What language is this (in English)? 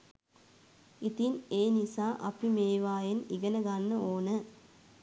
Sinhala